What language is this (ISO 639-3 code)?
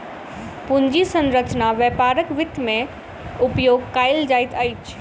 mai